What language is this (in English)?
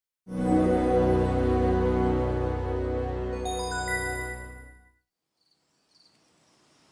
Korean